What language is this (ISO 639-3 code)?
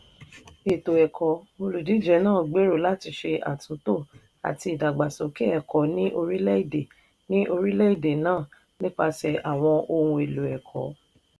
yor